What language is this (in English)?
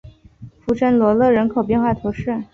Chinese